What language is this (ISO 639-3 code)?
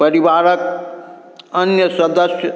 mai